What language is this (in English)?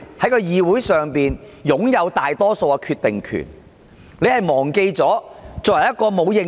Cantonese